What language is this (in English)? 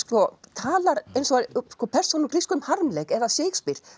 Icelandic